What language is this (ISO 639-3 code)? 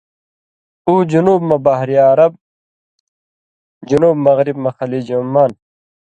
mvy